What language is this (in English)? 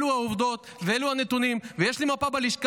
Hebrew